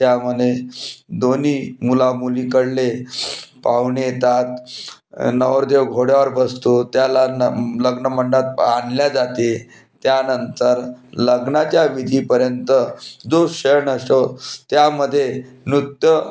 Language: Marathi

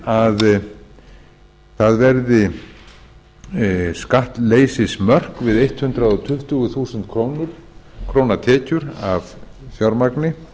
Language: Icelandic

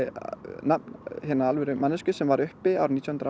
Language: Icelandic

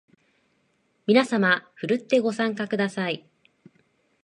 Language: Japanese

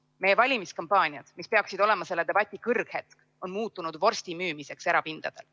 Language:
Estonian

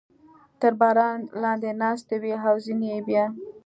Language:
Pashto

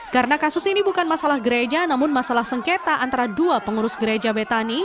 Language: Indonesian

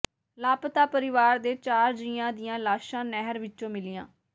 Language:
Punjabi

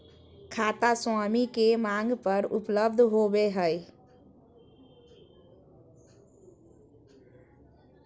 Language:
Magahi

